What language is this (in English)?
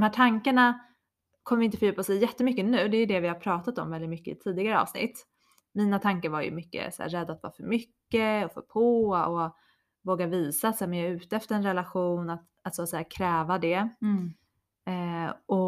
Swedish